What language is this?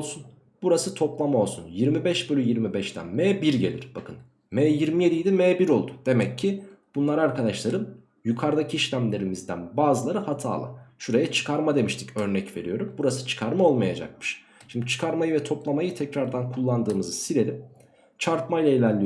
Turkish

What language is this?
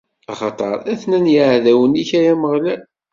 Kabyle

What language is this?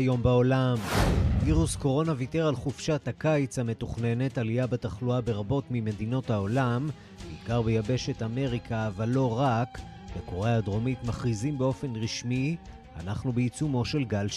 Hebrew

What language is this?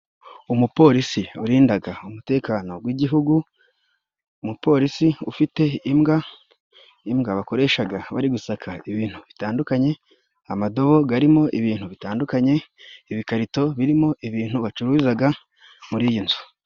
Kinyarwanda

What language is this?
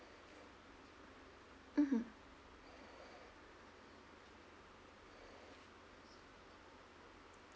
English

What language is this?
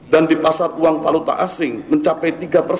Indonesian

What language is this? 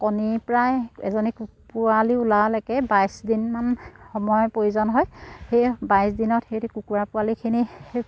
Assamese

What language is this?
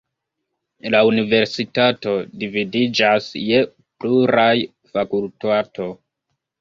Esperanto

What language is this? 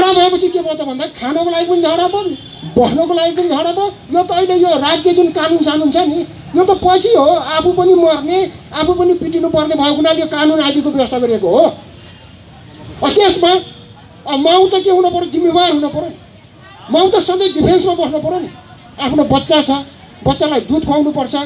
Korean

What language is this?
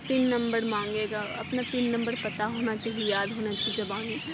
Urdu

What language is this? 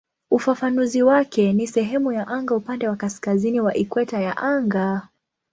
Swahili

